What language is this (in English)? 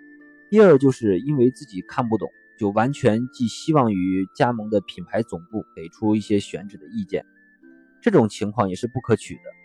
Chinese